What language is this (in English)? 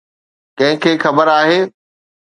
Sindhi